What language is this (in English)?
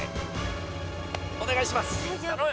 Japanese